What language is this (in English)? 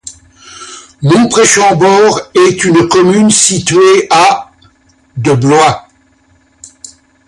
French